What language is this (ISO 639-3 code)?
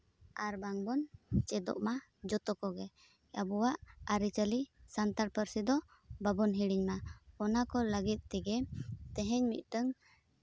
sat